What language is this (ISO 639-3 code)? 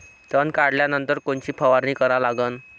mar